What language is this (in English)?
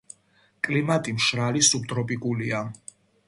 Georgian